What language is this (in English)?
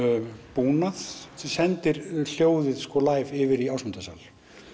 Icelandic